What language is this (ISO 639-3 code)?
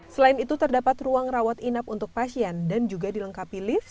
ind